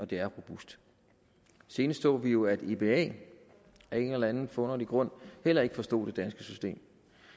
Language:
Danish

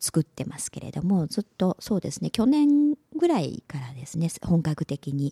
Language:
Japanese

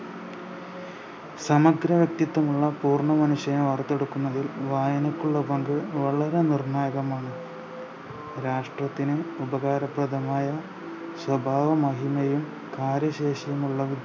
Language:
Malayalam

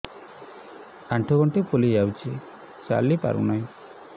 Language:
Odia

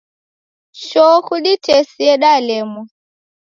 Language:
Taita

